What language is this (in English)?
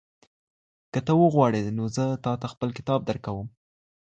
Pashto